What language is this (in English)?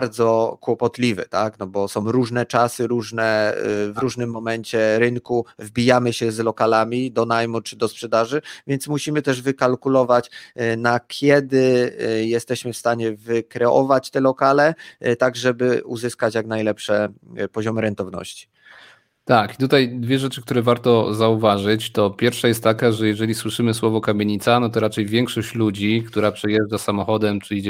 Polish